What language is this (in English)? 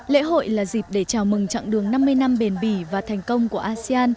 Vietnamese